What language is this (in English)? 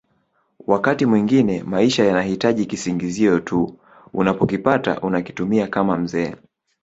Swahili